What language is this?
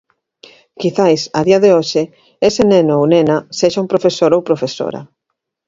Galician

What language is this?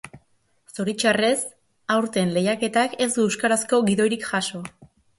Basque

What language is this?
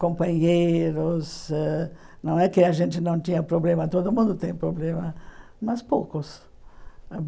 Portuguese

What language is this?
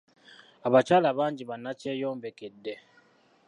Ganda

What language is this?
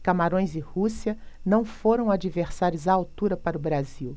Portuguese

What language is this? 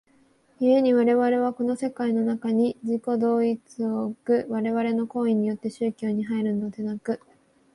Japanese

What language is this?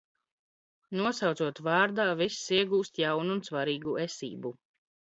Latvian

